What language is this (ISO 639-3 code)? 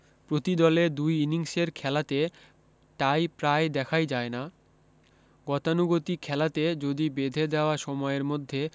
ben